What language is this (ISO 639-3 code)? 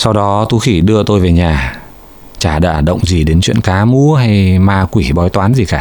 vie